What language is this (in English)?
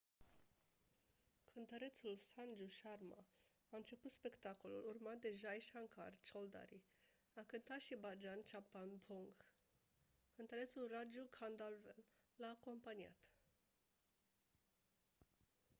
Romanian